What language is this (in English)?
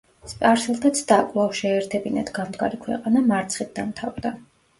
Georgian